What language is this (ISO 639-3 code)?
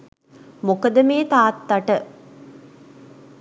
sin